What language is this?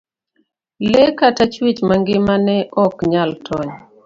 Luo (Kenya and Tanzania)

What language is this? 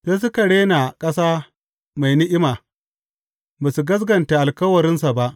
Hausa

